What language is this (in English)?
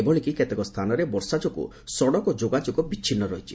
Odia